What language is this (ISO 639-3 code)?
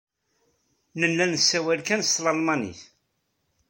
kab